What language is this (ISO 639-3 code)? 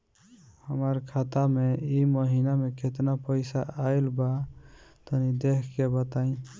bho